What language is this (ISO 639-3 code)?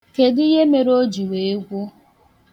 ibo